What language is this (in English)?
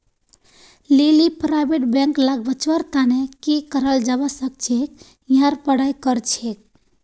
Magahi